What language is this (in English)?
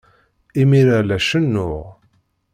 Kabyle